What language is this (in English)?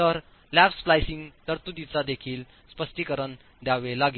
Marathi